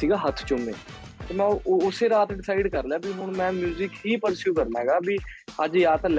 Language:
Punjabi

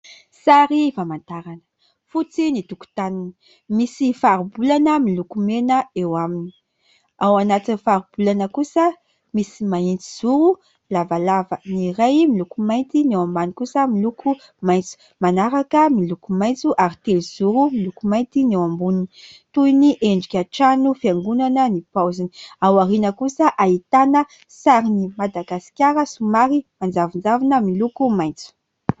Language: Malagasy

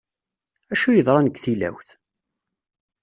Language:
Kabyle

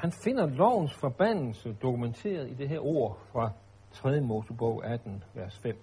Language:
Danish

